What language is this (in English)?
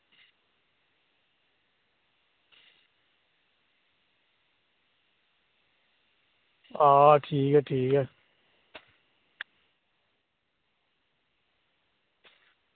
Dogri